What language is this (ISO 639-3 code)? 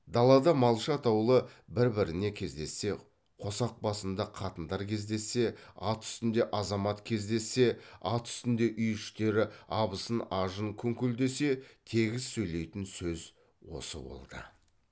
kaz